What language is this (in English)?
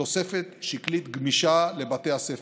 Hebrew